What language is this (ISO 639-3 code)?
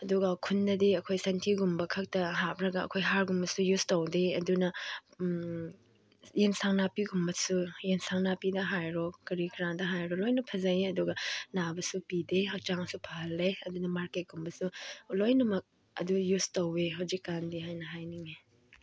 mni